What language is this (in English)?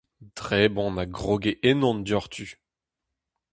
Breton